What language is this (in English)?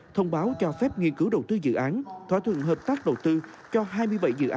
Vietnamese